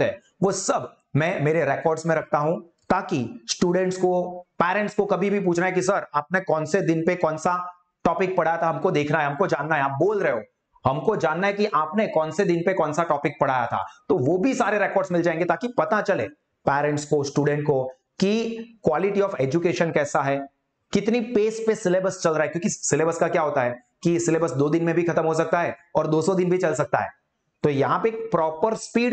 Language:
Hindi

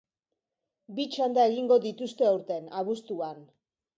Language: Basque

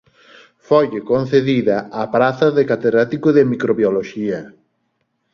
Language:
Galician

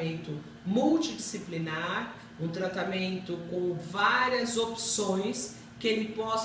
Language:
Portuguese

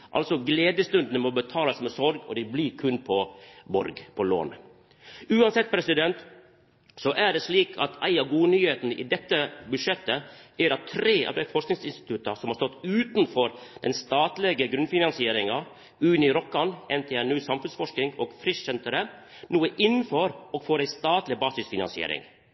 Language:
Norwegian Nynorsk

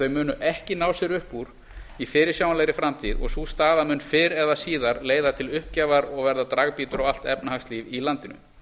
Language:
Icelandic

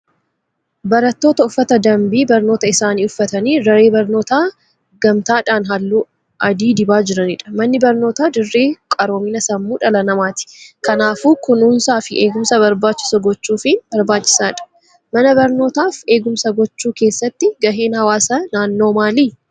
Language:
Oromo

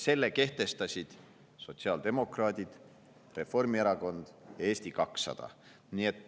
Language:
Estonian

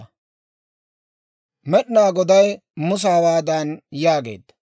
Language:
Dawro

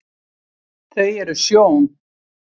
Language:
Icelandic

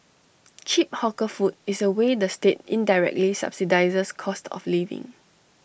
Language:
English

